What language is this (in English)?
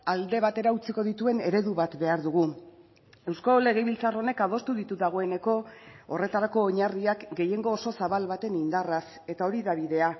Basque